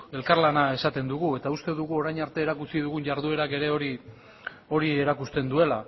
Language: Basque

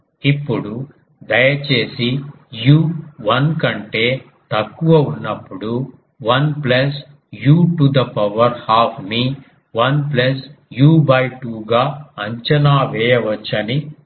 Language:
Telugu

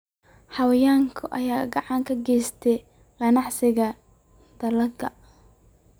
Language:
Somali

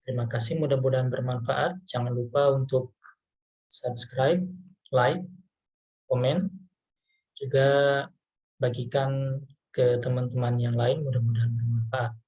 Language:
Indonesian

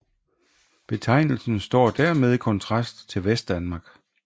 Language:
Danish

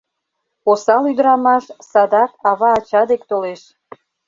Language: Mari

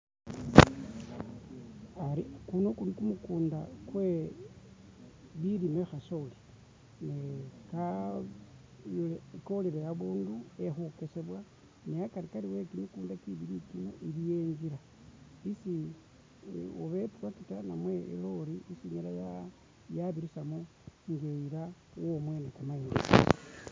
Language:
Masaaba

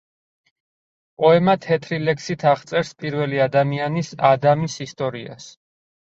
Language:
Georgian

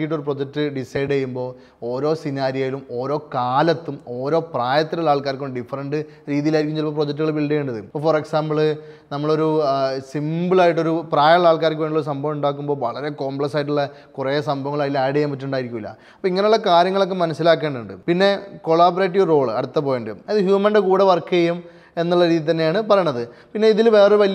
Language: Malayalam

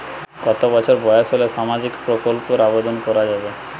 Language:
Bangla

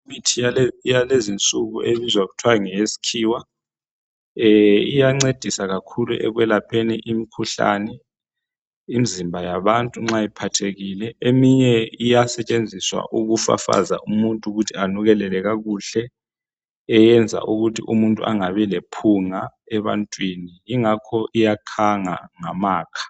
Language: North Ndebele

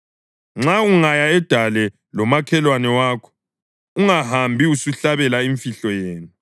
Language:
North Ndebele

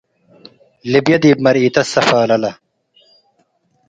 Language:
Tigre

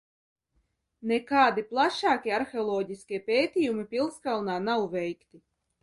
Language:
Latvian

